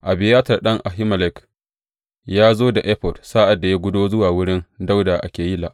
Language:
Hausa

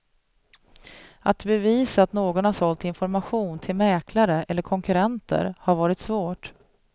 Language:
Swedish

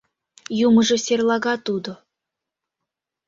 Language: Mari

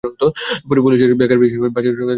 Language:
Bangla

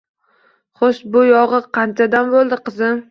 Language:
Uzbek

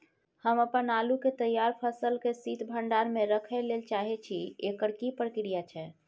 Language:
Maithili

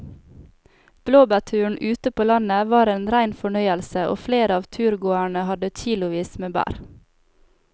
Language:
Norwegian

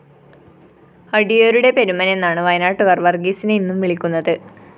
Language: Malayalam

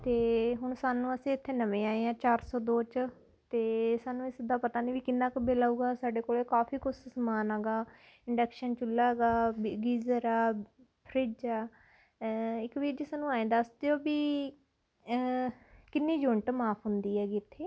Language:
Punjabi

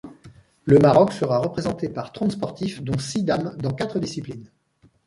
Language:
French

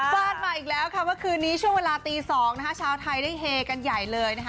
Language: Thai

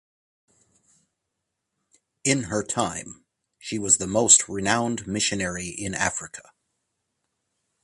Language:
English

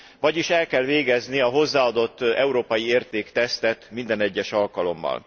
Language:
Hungarian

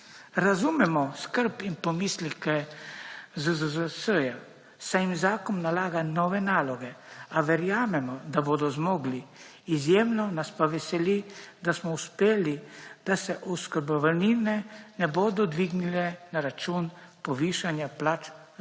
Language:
Slovenian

